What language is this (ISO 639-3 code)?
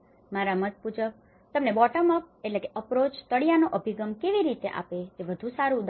guj